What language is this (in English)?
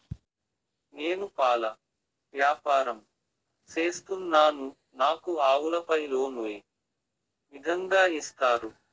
Telugu